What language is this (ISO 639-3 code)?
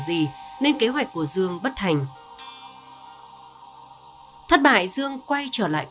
vie